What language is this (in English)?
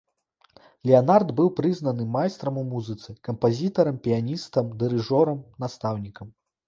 Belarusian